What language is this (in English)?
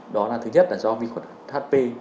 Vietnamese